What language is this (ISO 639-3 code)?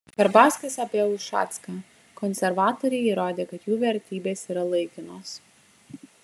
lit